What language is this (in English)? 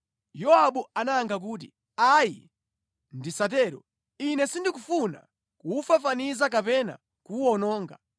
Nyanja